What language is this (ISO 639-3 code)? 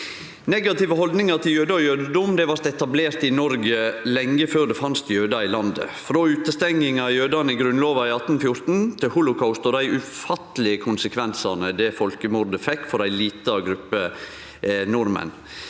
nor